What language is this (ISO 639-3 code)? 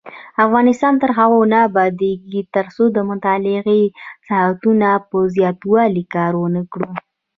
pus